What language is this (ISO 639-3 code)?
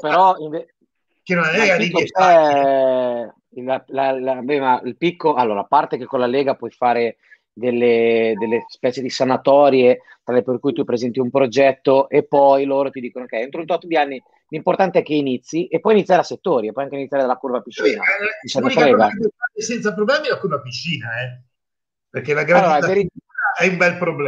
ita